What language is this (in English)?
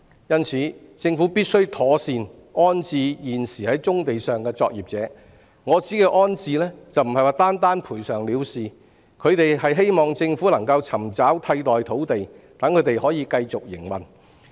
Cantonese